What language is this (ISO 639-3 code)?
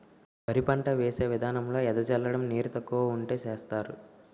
tel